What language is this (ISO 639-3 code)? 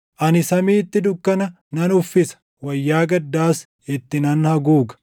orm